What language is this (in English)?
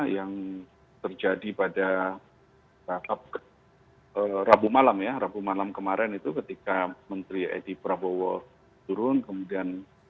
Indonesian